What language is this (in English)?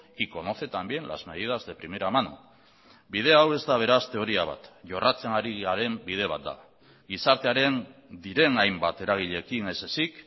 Basque